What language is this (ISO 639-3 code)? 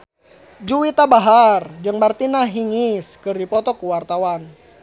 sun